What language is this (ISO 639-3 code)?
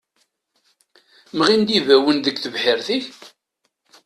kab